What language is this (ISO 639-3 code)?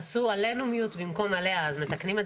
heb